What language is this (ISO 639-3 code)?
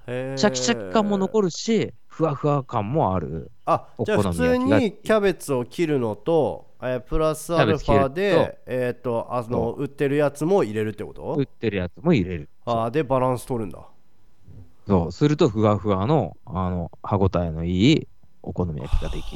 jpn